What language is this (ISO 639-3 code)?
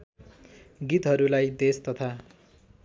nep